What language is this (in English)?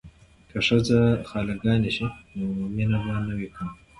Pashto